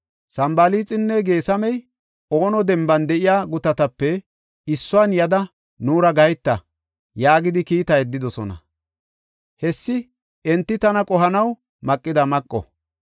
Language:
Gofa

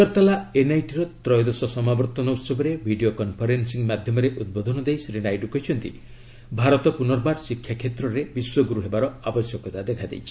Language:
Odia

